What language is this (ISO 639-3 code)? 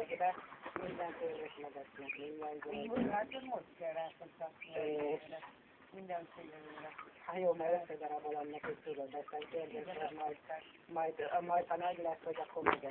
hun